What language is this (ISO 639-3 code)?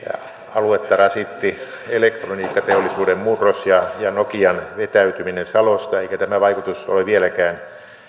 fin